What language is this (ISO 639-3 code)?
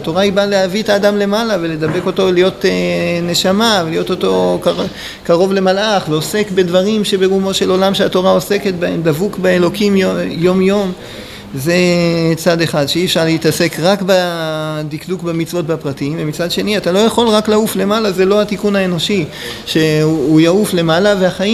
heb